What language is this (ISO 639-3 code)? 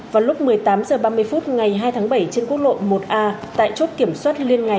vie